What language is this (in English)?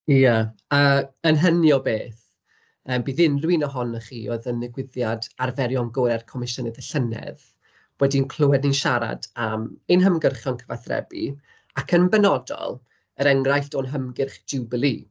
Welsh